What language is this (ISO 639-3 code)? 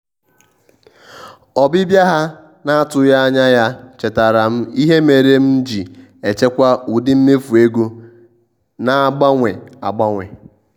ibo